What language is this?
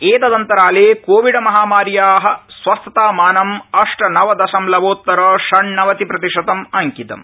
Sanskrit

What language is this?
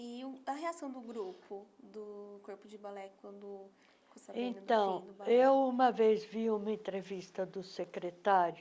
Portuguese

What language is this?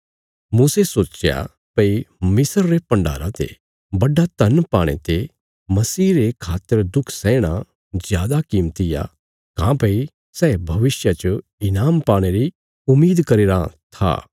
Bilaspuri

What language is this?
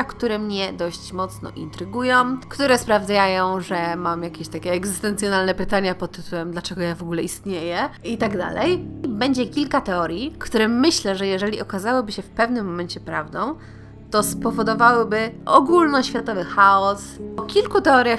Polish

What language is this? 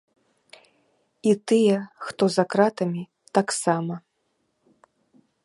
Belarusian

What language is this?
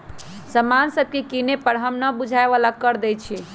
Magahi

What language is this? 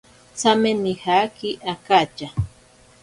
Ashéninka Perené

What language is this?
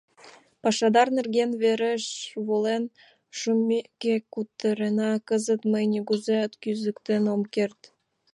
Mari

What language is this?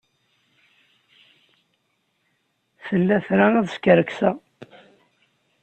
Kabyle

